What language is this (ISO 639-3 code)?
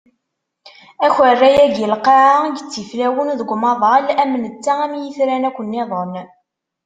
kab